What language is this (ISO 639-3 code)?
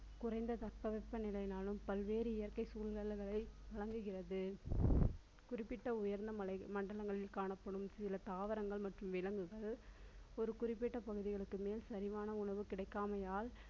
tam